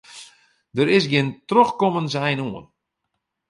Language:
Western Frisian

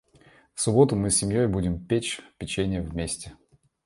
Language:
Russian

